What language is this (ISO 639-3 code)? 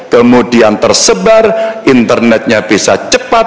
ind